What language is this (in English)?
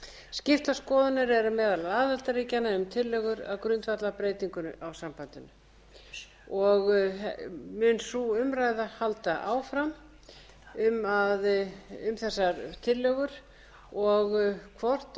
Icelandic